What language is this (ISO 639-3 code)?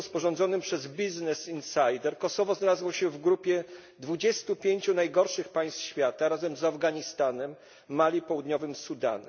pol